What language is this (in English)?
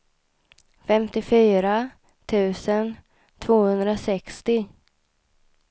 Swedish